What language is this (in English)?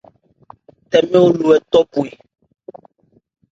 Ebrié